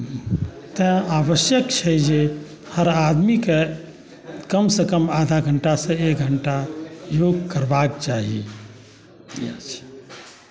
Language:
Maithili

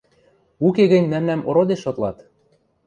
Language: Western Mari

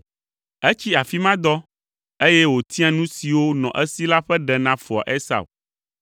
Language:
Ewe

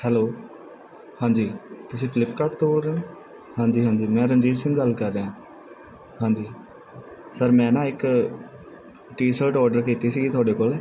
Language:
Punjabi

